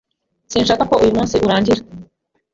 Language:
Kinyarwanda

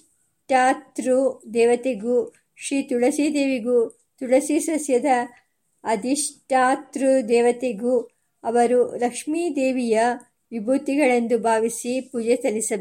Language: Kannada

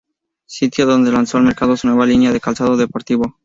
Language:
Spanish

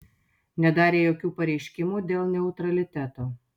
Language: Lithuanian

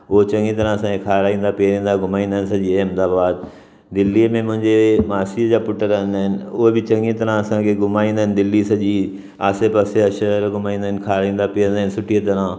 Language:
Sindhi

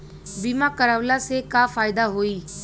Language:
Bhojpuri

